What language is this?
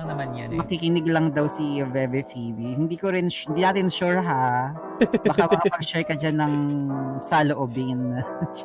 Filipino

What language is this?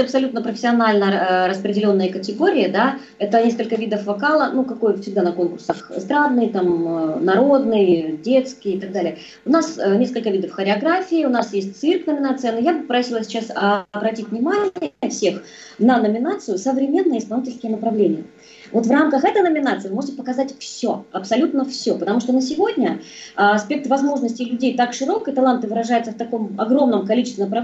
Russian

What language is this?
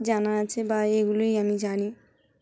Bangla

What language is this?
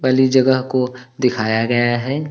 Hindi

